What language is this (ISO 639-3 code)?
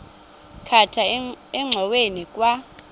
xho